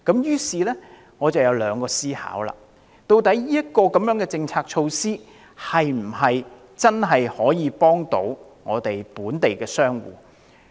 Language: Cantonese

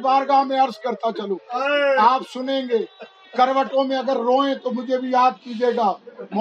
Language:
Urdu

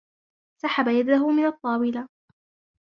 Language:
Arabic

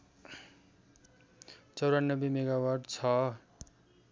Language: Nepali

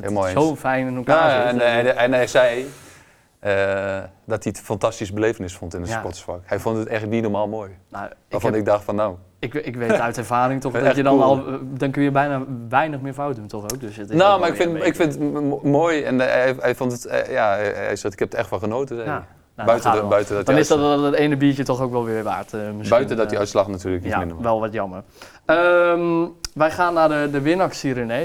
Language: Dutch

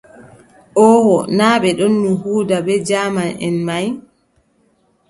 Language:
Adamawa Fulfulde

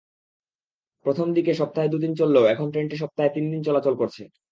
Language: Bangla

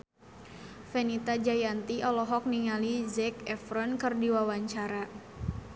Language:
Sundanese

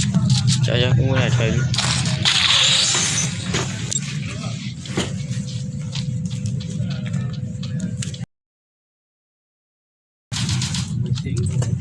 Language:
Vietnamese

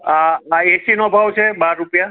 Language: Gujarati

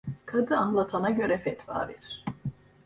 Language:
Turkish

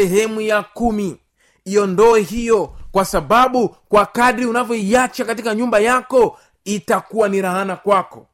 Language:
Swahili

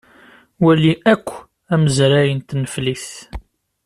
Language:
Kabyle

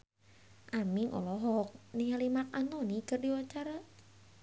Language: Sundanese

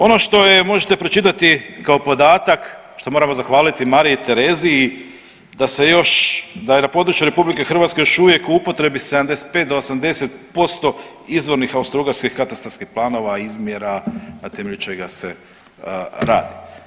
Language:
Croatian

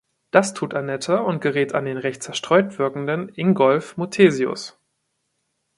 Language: German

